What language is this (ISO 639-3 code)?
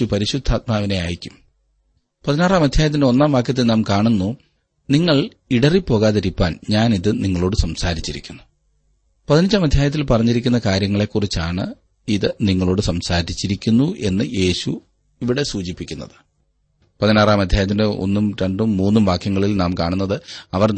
mal